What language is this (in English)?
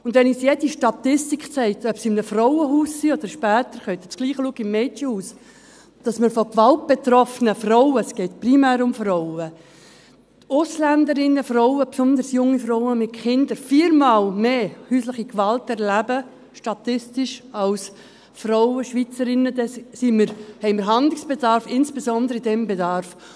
Swiss German